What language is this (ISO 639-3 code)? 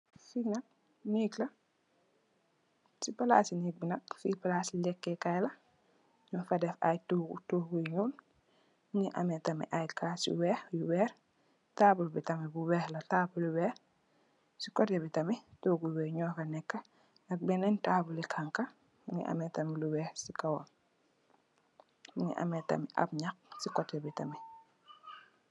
wol